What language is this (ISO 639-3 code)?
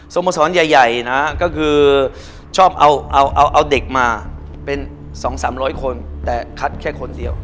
tha